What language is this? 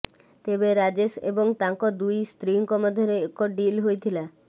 Odia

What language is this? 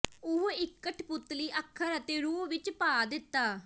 Punjabi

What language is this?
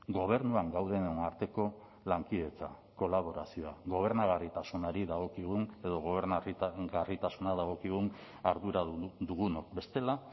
Basque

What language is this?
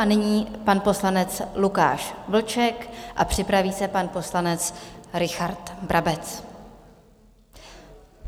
Czech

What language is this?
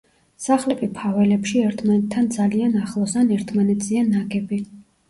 Georgian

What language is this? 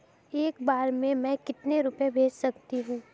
Hindi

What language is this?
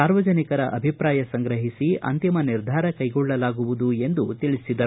Kannada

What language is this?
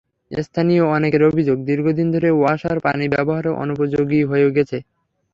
Bangla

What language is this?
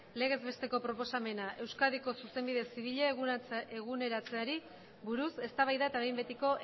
Basque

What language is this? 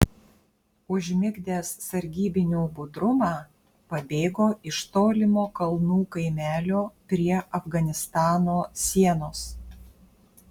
Lithuanian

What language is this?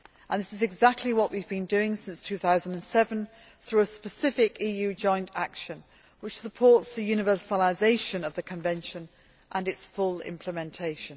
English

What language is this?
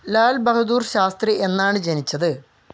Malayalam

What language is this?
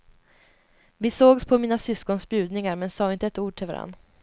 Swedish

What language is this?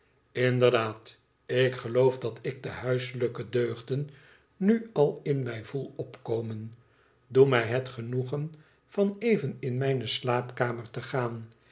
Dutch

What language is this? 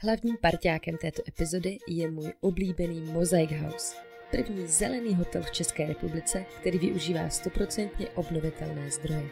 Czech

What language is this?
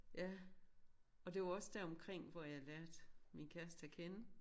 Danish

